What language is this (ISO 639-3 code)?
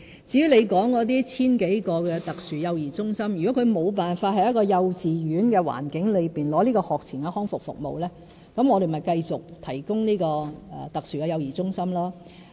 yue